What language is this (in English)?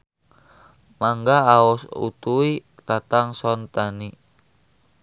Sundanese